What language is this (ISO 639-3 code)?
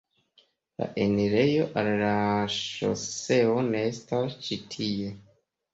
epo